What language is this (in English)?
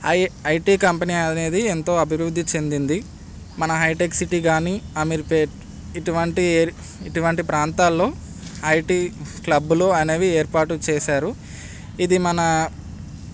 Telugu